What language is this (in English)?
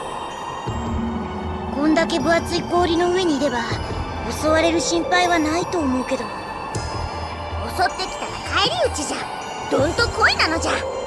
Japanese